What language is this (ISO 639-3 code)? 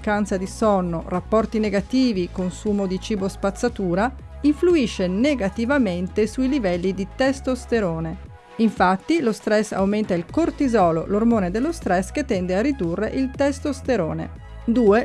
ita